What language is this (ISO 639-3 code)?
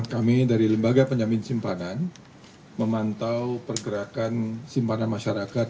ind